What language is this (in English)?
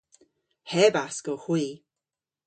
Cornish